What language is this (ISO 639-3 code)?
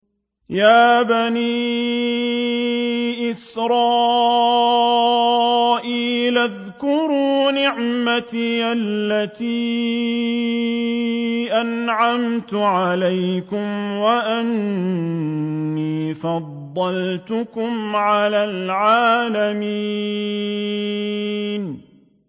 ara